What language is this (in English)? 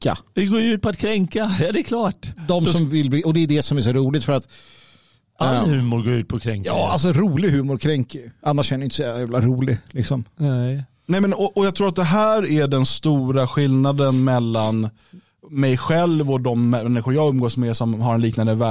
Swedish